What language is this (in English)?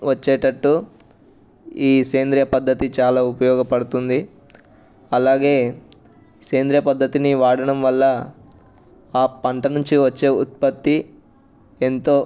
Telugu